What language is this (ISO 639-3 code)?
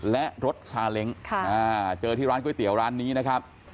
tha